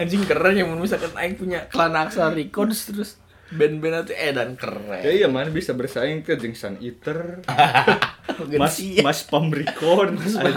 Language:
Indonesian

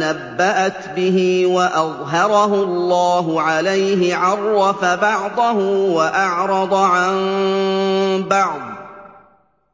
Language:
Arabic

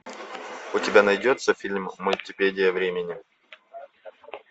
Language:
Russian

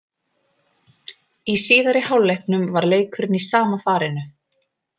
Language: Icelandic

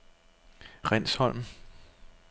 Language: Danish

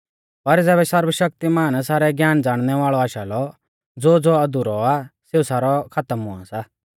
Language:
Mahasu Pahari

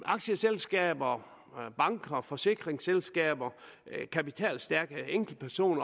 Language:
Danish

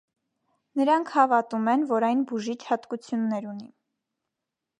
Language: Armenian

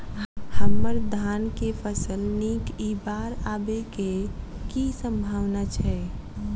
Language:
Maithili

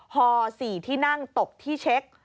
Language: Thai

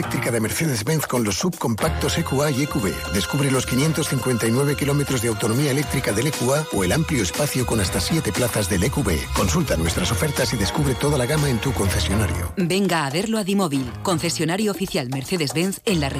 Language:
Spanish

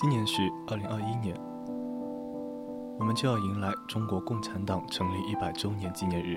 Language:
Chinese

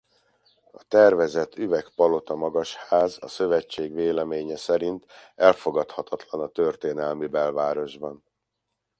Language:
Hungarian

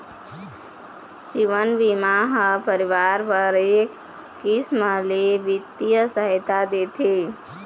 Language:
Chhattisgarhi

